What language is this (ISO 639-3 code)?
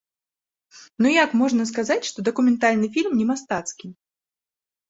bel